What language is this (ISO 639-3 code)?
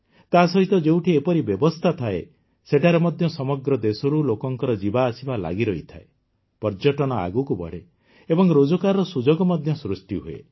ori